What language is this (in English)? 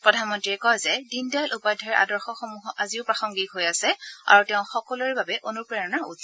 Assamese